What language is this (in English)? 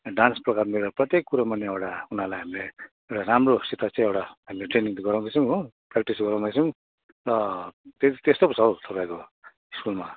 Nepali